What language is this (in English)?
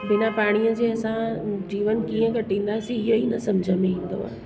Sindhi